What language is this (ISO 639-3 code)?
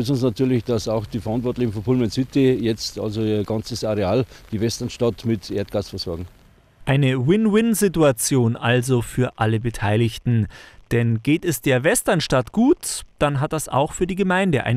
deu